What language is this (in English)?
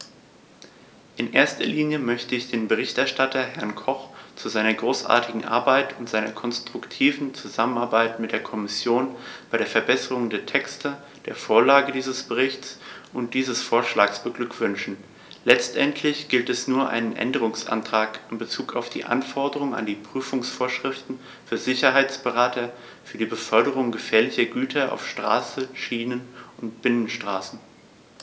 German